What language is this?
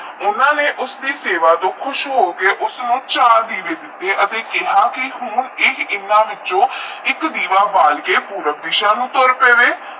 Punjabi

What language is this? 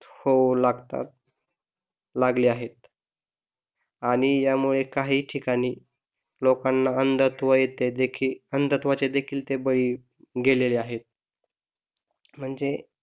Marathi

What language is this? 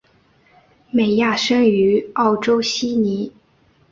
Chinese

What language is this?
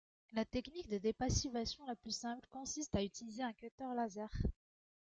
French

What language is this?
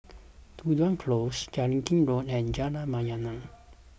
English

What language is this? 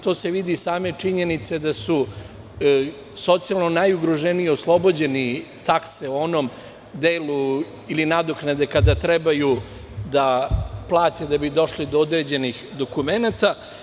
Serbian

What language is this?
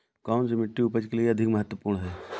Hindi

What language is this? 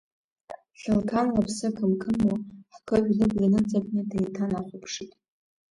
Abkhazian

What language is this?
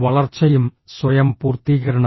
Malayalam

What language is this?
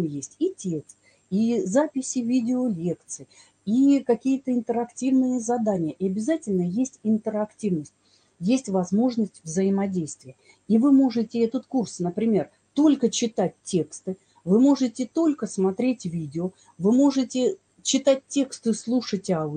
Russian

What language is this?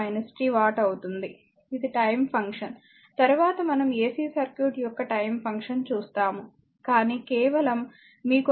Telugu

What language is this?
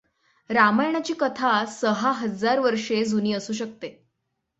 Marathi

